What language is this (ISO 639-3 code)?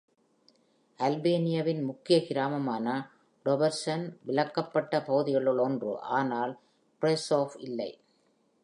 tam